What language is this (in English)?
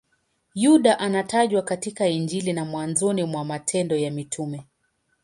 Swahili